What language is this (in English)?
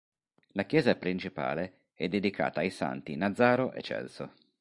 Italian